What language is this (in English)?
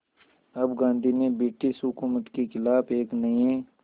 Hindi